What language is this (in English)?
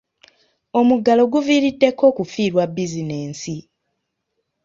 Ganda